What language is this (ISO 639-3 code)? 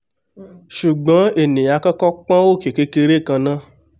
yor